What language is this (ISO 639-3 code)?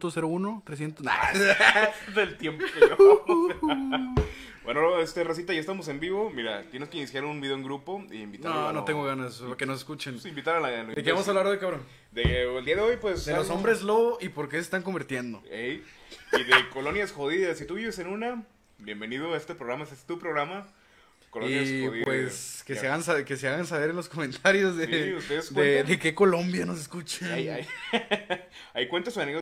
spa